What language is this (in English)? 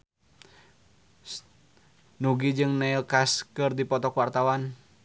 Sundanese